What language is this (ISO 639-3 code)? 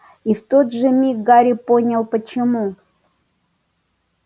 rus